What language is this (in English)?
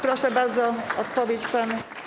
Polish